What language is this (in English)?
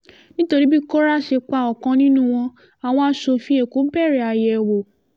Yoruba